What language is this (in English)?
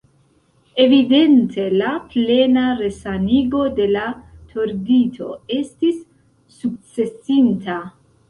Esperanto